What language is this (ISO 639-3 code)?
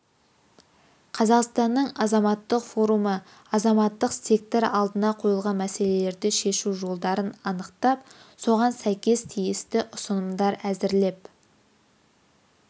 kaz